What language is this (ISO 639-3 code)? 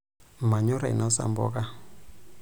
mas